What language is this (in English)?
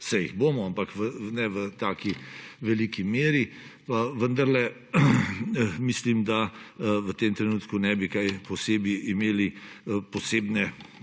Slovenian